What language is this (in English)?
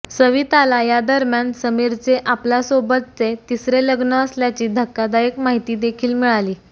Marathi